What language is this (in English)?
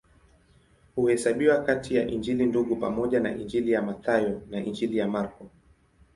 Swahili